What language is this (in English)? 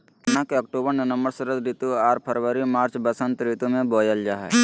Magahi